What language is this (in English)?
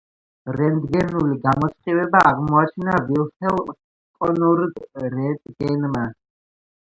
Georgian